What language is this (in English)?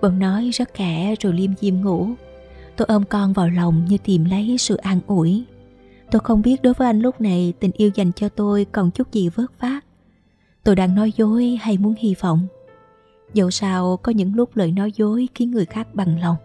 Vietnamese